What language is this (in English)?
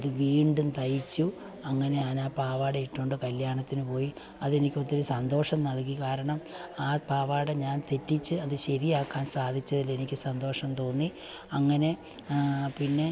Malayalam